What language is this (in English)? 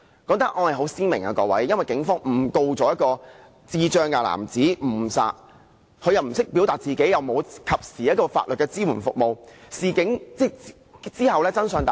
Cantonese